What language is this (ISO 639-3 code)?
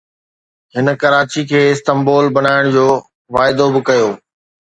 snd